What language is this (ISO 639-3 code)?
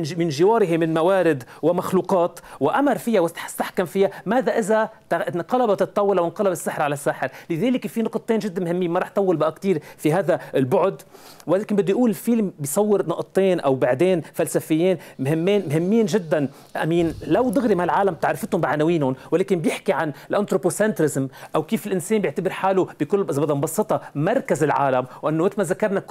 ara